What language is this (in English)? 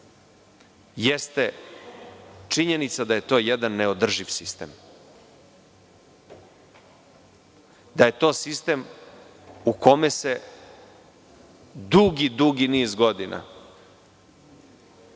Serbian